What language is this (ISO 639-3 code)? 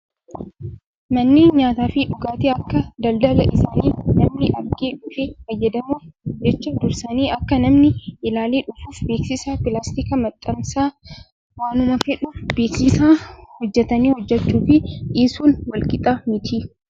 orm